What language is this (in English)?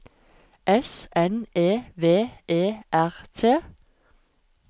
Norwegian